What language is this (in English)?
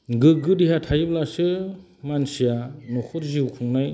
Bodo